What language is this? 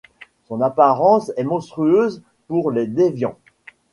French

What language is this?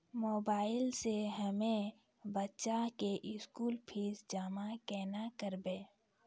Maithili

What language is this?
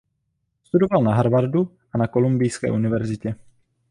Czech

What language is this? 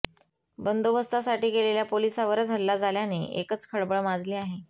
Marathi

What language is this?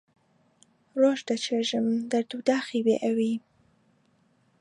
Central Kurdish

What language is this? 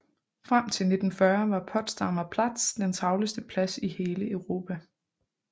Danish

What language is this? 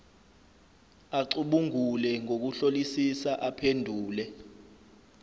Zulu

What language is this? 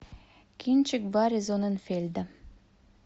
Russian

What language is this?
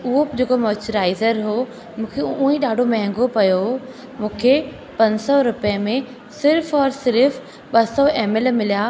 Sindhi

